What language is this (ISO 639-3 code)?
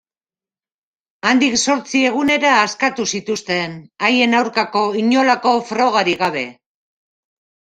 eus